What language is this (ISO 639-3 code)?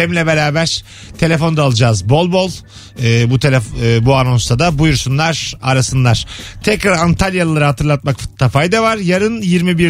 tur